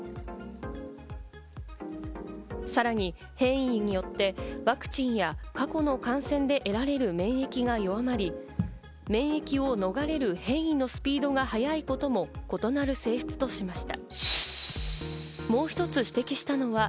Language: Japanese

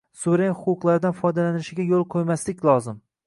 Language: Uzbek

